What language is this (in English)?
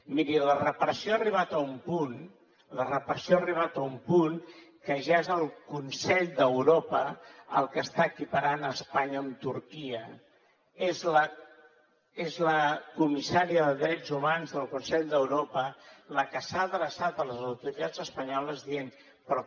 Catalan